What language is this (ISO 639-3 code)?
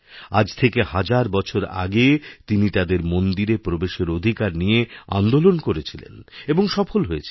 ben